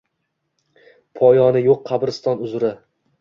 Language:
Uzbek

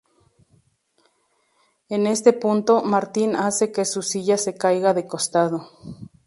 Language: Spanish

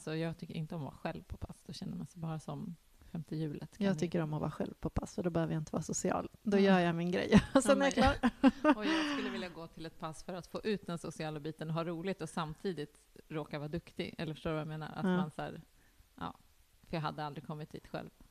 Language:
Swedish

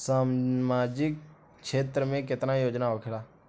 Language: Bhojpuri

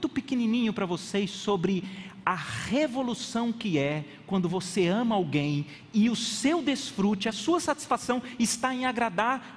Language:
Portuguese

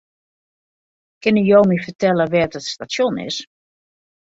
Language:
Western Frisian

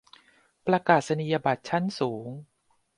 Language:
Thai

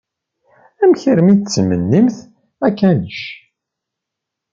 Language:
Kabyle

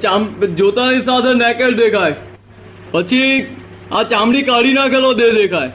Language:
Gujarati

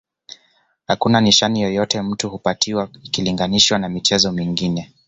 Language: Swahili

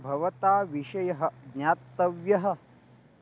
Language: Sanskrit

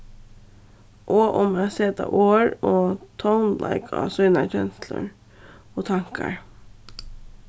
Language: Faroese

